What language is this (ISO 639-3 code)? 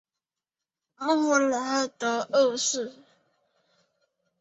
zho